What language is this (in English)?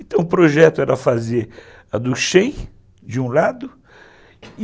Portuguese